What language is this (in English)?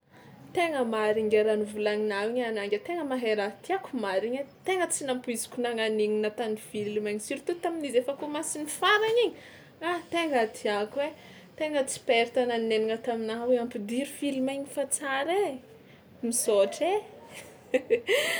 Tsimihety Malagasy